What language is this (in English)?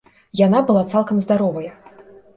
Belarusian